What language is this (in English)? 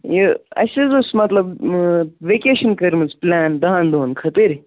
Kashmiri